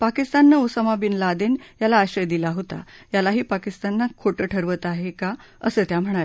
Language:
Marathi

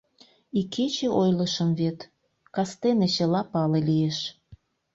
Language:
Mari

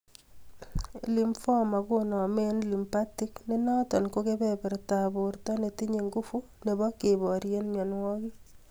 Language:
Kalenjin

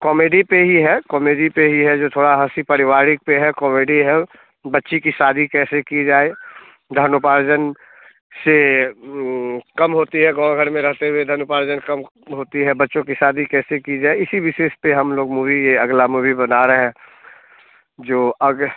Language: Hindi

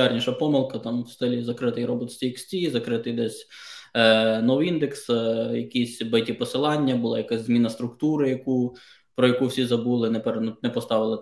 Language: Ukrainian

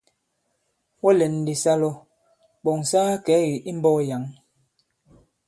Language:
Bankon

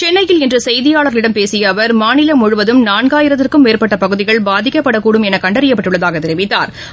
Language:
Tamil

